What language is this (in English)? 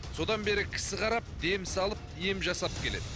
Kazakh